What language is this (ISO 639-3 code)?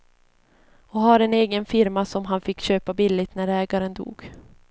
swe